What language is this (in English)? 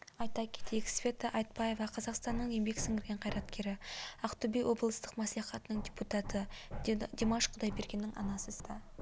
Kazakh